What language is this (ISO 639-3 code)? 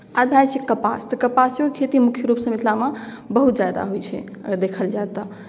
mai